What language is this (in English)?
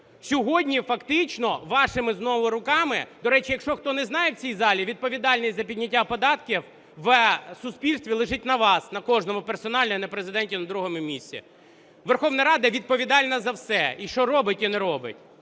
Ukrainian